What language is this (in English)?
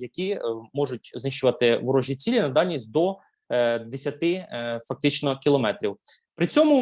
Ukrainian